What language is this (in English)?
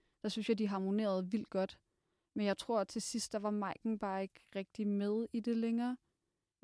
Danish